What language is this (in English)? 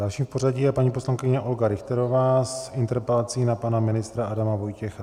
Czech